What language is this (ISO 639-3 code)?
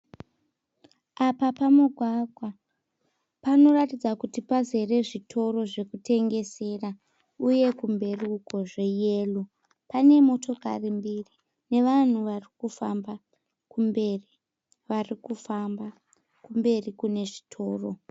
sna